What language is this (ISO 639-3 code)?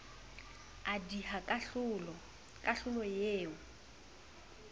sot